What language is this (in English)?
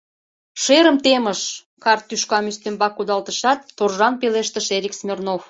Mari